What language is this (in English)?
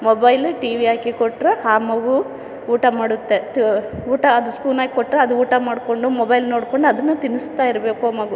Kannada